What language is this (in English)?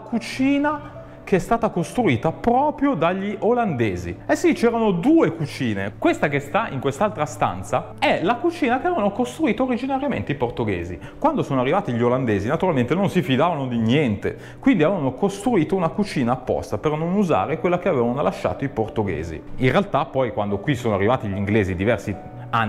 Italian